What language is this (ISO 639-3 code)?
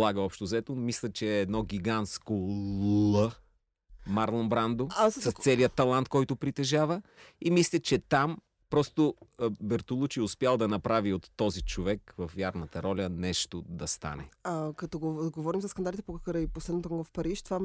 bul